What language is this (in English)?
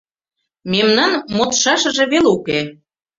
Mari